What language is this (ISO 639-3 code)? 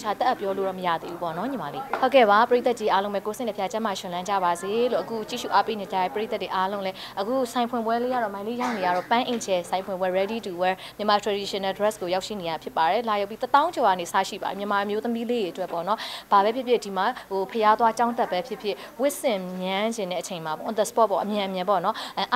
tha